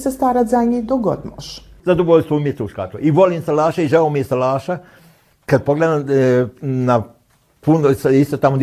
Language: Croatian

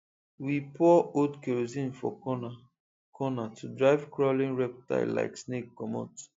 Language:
Nigerian Pidgin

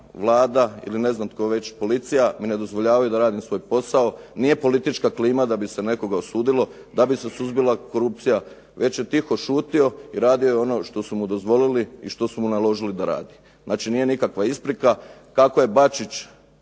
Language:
Croatian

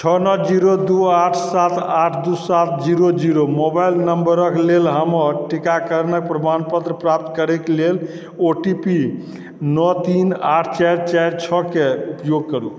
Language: Maithili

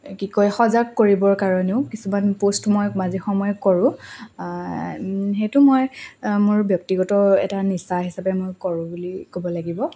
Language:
Assamese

